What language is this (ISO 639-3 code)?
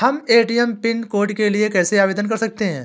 hin